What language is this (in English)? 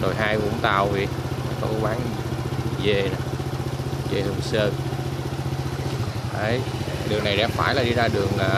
Vietnamese